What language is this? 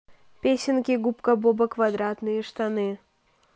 Russian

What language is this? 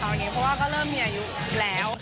Thai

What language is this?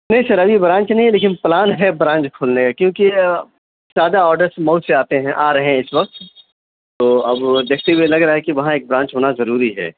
Urdu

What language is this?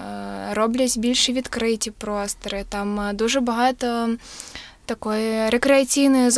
Ukrainian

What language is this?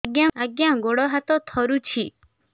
Odia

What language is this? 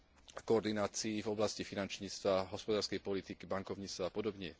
Slovak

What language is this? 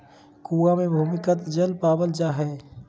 Magahi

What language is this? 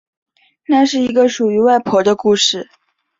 Chinese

